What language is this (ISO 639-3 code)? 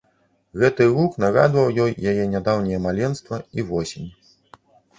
bel